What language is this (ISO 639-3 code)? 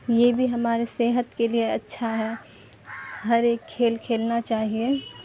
urd